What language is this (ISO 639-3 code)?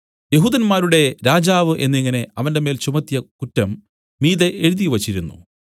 mal